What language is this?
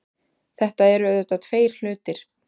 Icelandic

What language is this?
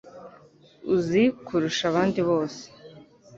Kinyarwanda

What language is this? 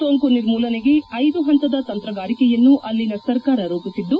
Kannada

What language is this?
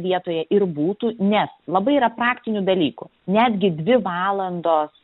Lithuanian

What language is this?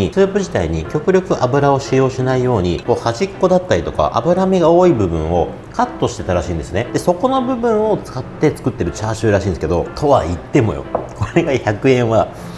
Japanese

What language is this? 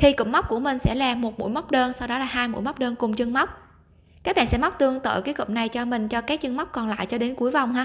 Vietnamese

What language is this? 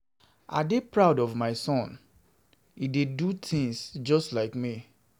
Nigerian Pidgin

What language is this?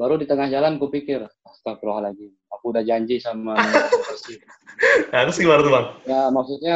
Indonesian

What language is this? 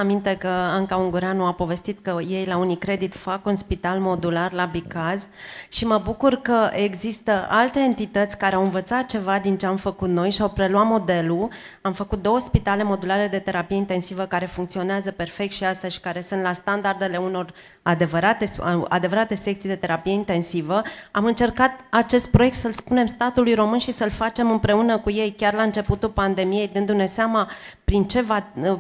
Romanian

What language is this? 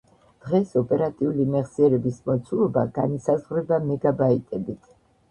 Georgian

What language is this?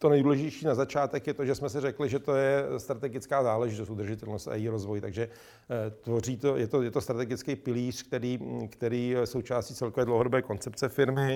Czech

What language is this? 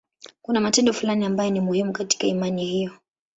Swahili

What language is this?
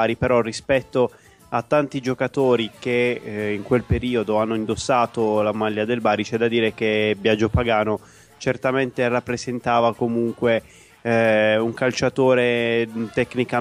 Italian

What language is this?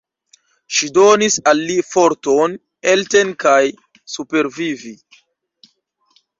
Esperanto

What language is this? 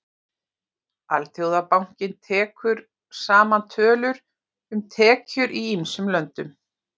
Icelandic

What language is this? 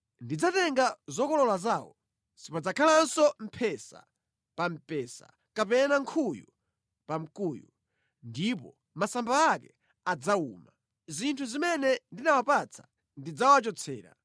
Nyanja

